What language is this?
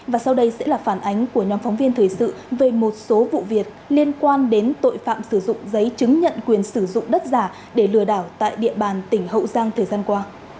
Vietnamese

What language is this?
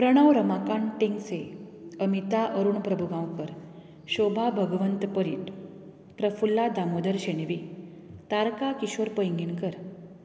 Konkani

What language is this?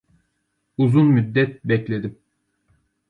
Turkish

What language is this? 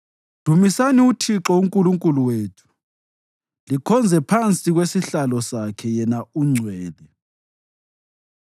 North Ndebele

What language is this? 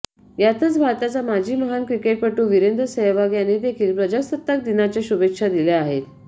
Marathi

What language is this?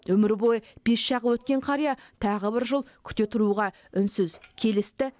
Kazakh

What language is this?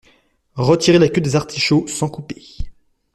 French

